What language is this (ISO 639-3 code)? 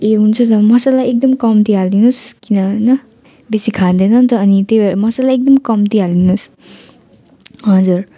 nep